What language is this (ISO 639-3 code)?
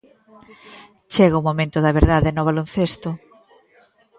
glg